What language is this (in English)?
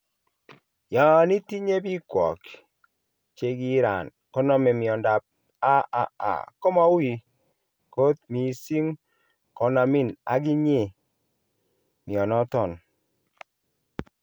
Kalenjin